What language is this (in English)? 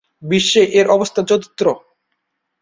Bangla